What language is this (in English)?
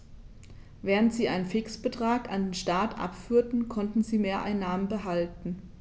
German